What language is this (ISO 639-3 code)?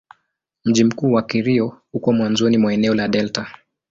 swa